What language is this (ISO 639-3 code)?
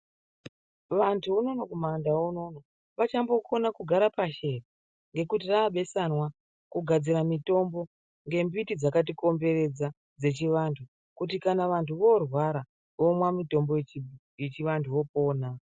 ndc